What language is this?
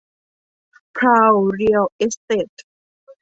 Thai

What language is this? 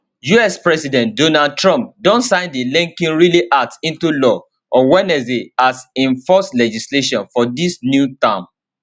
Nigerian Pidgin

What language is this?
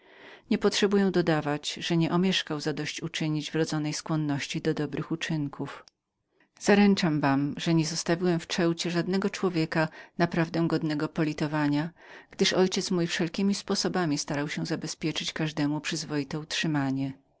Polish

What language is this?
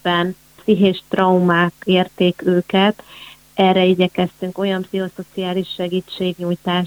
Hungarian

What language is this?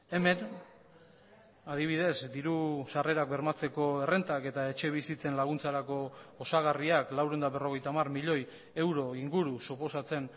Basque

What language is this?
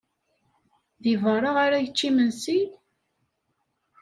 Kabyle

